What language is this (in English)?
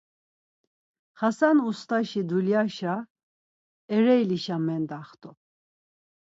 Laz